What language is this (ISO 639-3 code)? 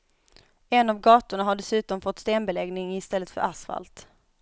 swe